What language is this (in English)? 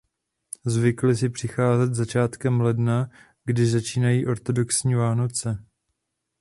Czech